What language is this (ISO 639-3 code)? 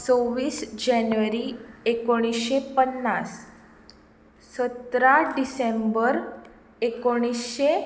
kok